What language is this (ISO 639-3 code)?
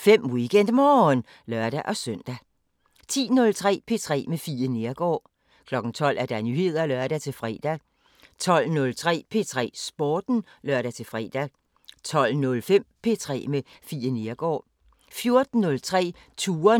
dan